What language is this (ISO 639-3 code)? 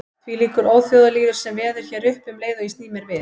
isl